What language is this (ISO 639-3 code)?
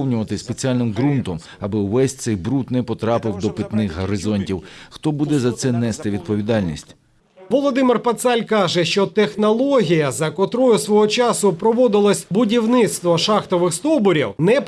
ukr